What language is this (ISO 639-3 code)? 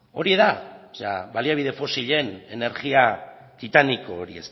eus